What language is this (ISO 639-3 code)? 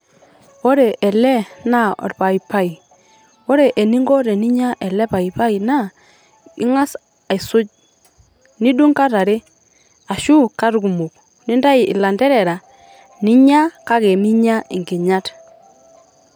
mas